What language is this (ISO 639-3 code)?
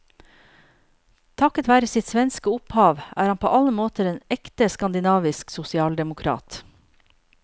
nor